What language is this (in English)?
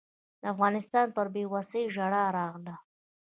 Pashto